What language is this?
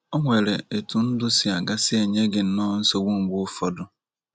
Igbo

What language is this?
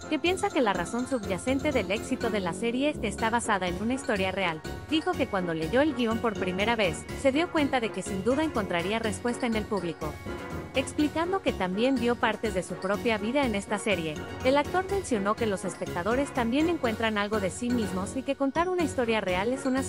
Spanish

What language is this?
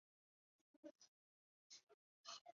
Chinese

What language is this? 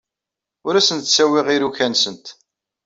Kabyle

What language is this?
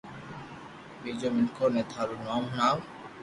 Loarki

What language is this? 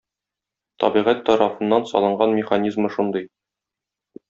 Tatar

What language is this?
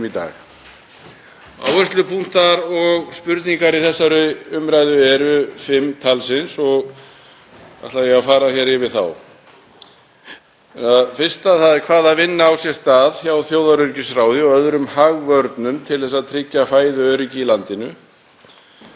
Icelandic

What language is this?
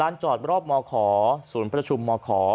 Thai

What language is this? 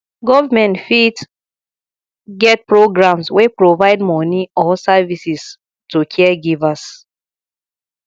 Nigerian Pidgin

